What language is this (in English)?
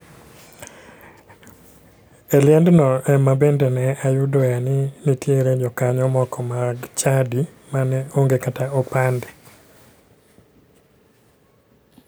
Luo (Kenya and Tanzania)